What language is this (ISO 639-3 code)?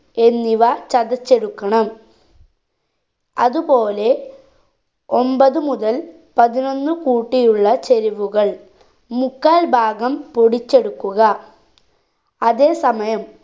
mal